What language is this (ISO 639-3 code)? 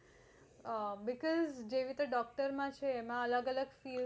guj